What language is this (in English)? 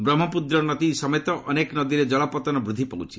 Odia